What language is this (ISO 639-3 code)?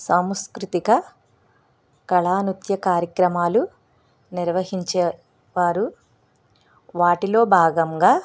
tel